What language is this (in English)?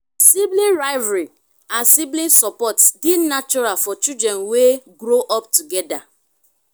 Nigerian Pidgin